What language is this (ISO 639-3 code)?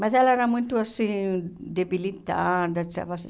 por